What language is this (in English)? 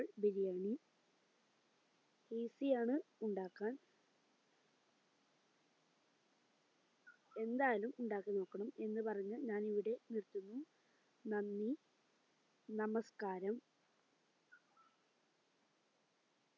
Malayalam